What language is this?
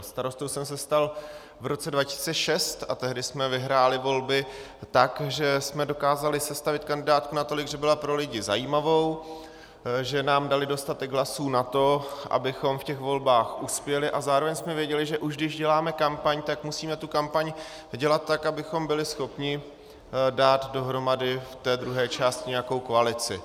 Czech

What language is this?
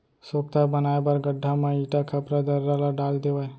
Chhattisgarhi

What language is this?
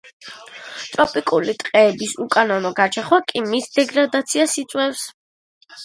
Georgian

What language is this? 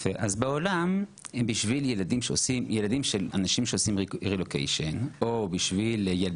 Hebrew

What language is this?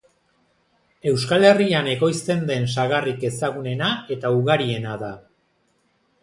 Basque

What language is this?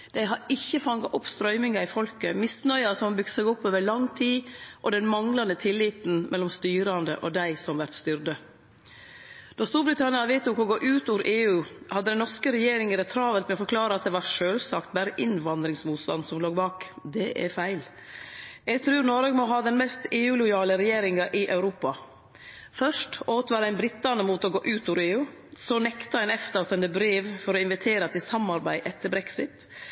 Norwegian Nynorsk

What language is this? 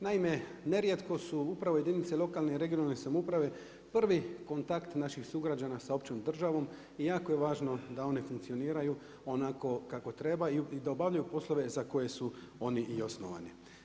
Croatian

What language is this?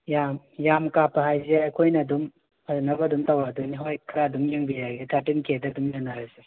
Manipuri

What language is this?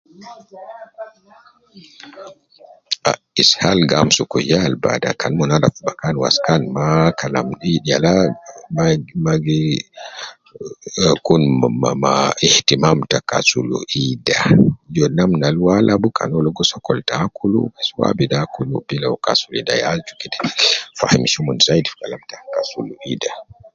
Nubi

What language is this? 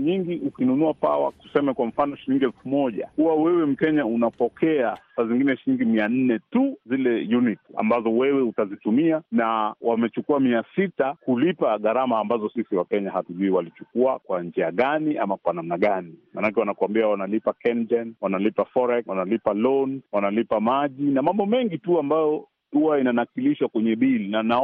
Swahili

